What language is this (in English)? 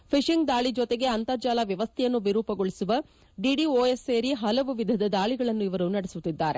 Kannada